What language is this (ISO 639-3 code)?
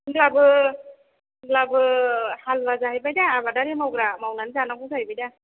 brx